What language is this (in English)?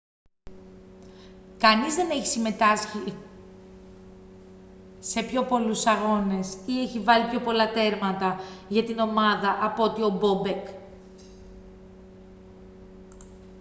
Greek